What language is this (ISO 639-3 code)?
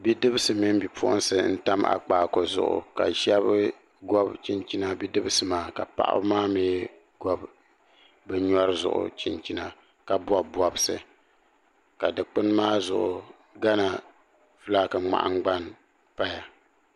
dag